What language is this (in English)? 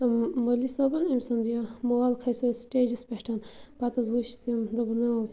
Kashmiri